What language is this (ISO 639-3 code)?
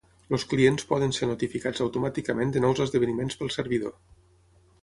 cat